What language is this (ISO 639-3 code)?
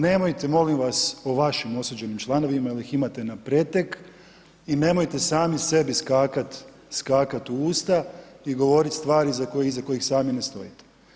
hrv